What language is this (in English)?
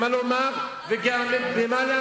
Hebrew